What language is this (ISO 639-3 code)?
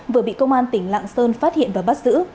vie